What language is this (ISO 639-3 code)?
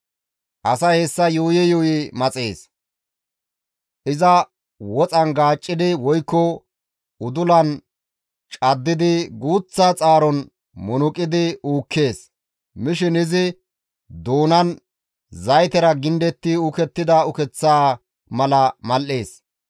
gmv